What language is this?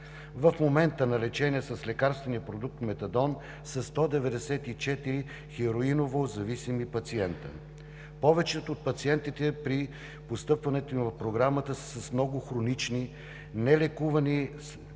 Bulgarian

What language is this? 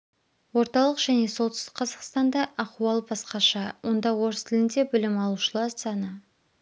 Kazakh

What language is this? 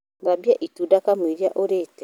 Kikuyu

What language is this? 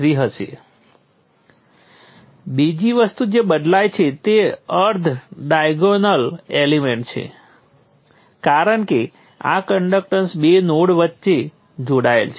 Gujarati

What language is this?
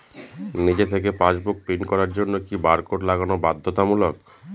Bangla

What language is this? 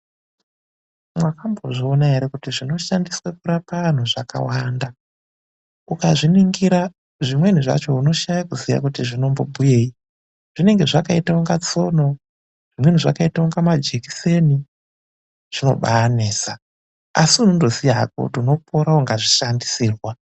Ndau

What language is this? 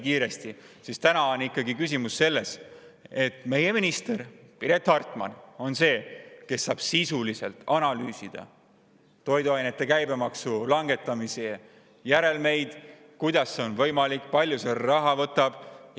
Estonian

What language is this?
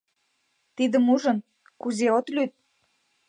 Mari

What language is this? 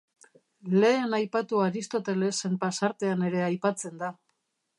Basque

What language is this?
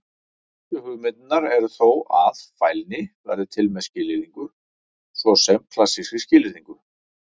Icelandic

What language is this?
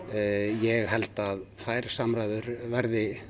Icelandic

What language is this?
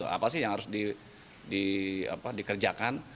Indonesian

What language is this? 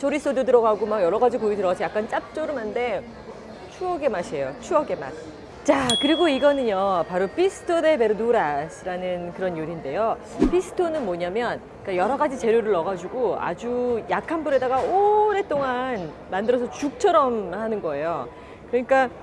Korean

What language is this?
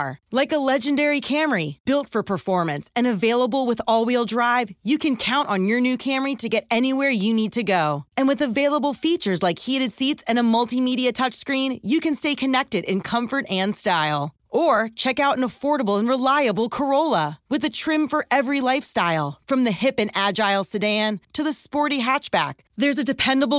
English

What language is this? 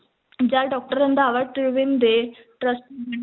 Punjabi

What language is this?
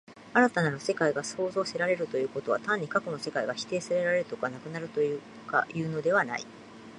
Japanese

